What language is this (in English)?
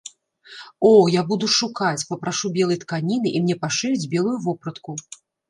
Belarusian